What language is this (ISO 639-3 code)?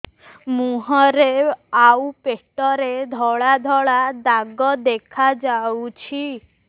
ori